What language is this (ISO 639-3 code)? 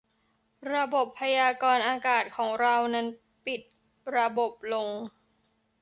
tha